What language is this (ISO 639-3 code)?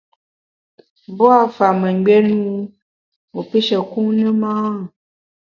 bax